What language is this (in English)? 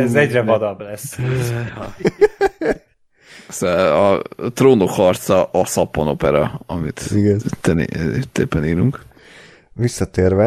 Hungarian